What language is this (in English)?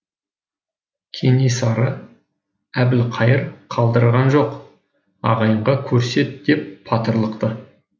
Kazakh